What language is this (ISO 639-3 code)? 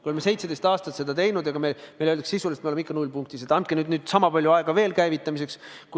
est